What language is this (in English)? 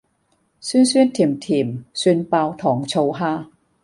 Cantonese